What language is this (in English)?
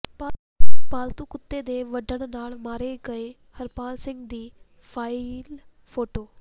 Punjabi